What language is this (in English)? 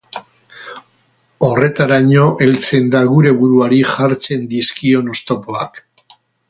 Basque